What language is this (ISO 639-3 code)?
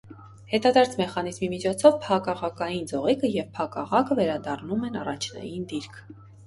hye